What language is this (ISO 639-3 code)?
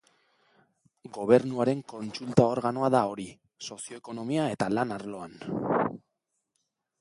eus